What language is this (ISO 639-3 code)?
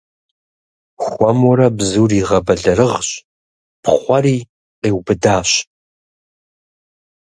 kbd